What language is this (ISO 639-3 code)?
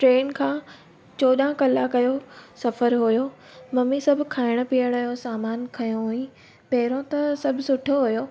snd